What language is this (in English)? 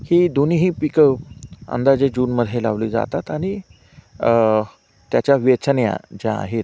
Marathi